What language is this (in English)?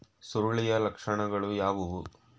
Kannada